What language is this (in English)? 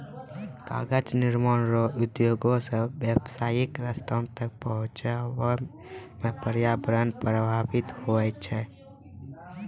Maithili